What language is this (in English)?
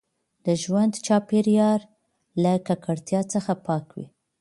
Pashto